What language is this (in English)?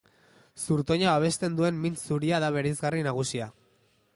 Basque